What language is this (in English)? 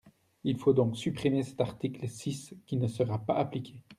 French